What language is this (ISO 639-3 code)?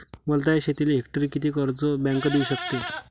mar